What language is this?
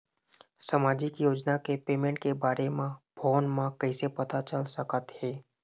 Chhattisgarhi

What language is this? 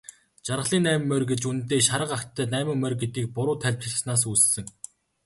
Mongolian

